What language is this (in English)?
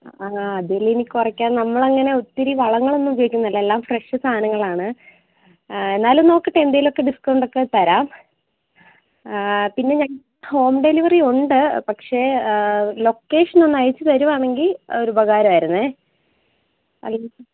Malayalam